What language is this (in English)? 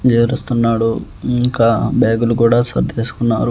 Telugu